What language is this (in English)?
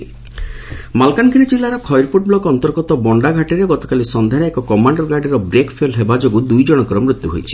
Odia